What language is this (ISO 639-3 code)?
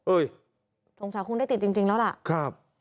tha